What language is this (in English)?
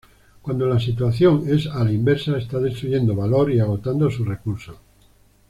Spanish